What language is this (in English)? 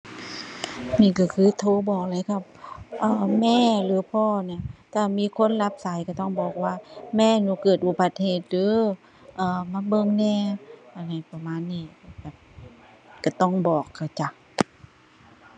Thai